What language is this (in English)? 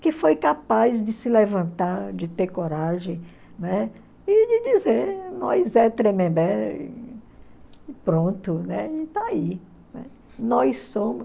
Portuguese